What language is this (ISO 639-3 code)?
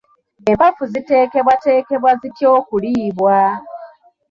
lug